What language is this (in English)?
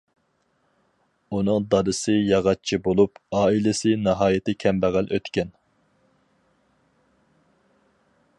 Uyghur